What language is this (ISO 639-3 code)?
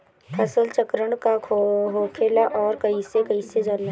bho